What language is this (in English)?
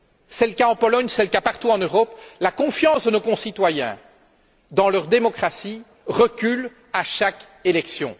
French